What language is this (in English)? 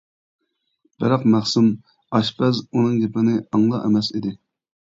Uyghur